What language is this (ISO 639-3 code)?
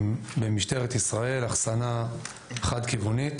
heb